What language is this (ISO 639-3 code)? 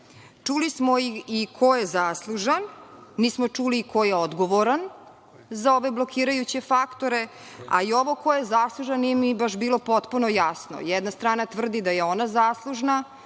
srp